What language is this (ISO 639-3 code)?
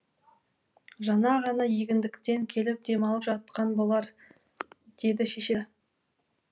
kaz